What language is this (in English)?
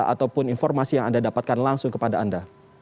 Indonesian